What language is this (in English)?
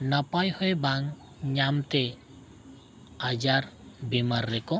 Santali